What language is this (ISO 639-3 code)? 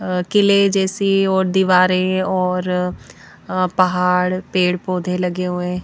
hin